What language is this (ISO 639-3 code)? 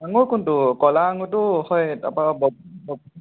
asm